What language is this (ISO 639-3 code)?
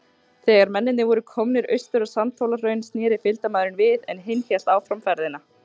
isl